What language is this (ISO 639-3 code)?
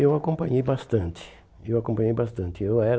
por